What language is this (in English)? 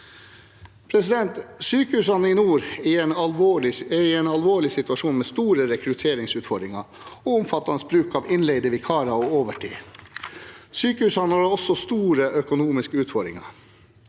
Norwegian